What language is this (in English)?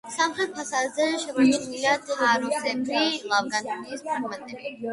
Georgian